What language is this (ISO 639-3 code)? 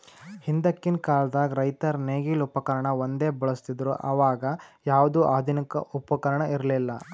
kan